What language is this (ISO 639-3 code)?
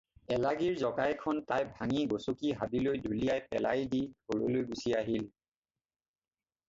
asm